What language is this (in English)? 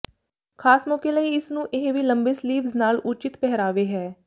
Punjabi